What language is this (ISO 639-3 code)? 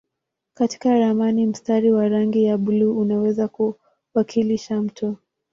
swa